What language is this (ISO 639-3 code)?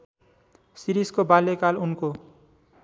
nep